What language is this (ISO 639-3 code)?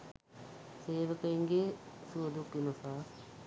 sin